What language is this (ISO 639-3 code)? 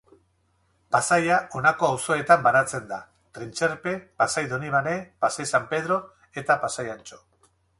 eus